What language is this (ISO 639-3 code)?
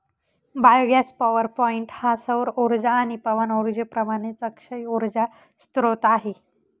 mar